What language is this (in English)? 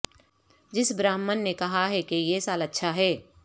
Urdu